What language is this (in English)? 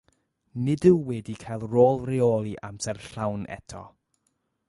Welsh